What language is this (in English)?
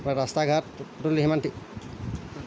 Assamese